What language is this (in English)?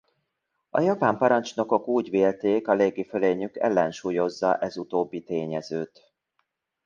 Hungarian